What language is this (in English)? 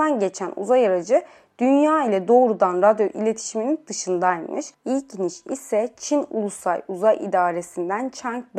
Turkish